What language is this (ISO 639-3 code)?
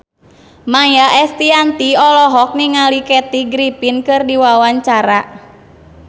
sun